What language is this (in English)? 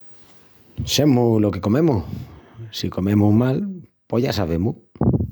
Extremaduran